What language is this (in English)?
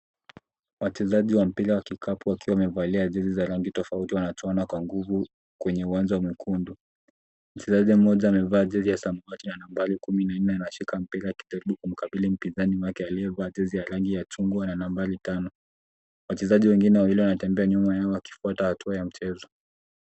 Swahili